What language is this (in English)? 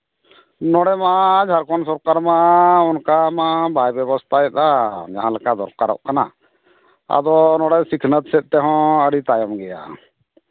Santali